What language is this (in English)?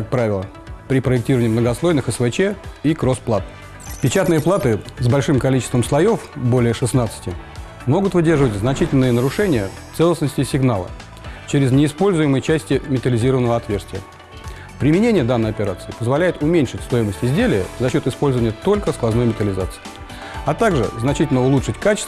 Russian